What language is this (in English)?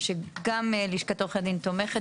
Hebrew